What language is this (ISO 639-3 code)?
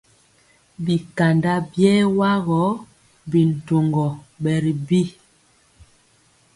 mcx